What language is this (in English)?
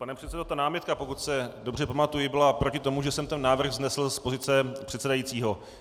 Czech